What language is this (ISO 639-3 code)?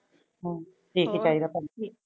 pan